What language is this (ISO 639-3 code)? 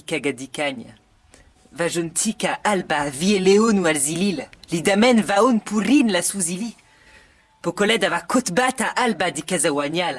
epo